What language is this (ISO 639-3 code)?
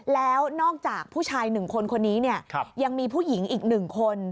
tha